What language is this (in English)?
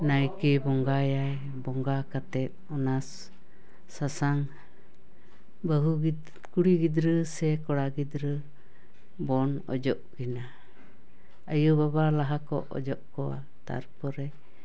Santali